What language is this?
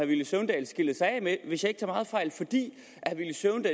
Danish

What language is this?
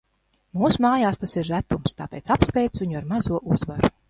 Latvian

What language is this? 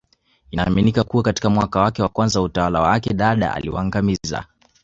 Swahili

